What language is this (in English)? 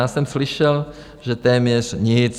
Czech